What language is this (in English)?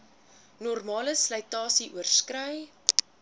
Afrikaans